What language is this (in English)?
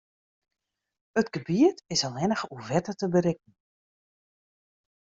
Western Frisian